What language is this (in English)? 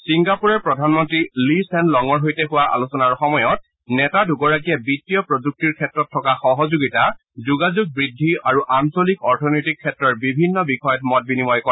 Assamese